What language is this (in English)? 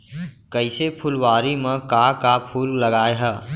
Chhattisgarhi